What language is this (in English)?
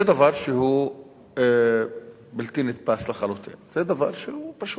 Hebrew